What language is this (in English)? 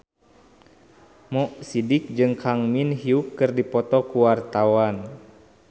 Sundanese